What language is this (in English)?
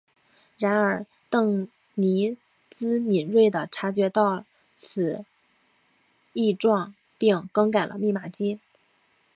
Chinese